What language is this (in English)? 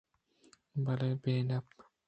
Eastern Balochi